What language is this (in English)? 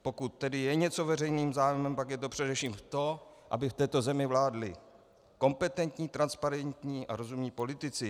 Czech